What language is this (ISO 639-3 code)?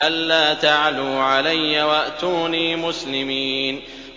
ara